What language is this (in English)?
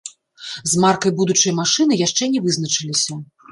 Belarusian